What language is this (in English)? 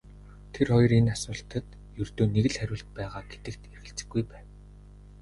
Mongolian